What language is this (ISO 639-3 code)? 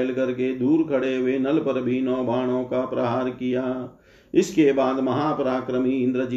hin